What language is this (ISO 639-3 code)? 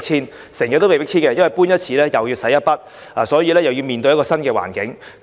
yue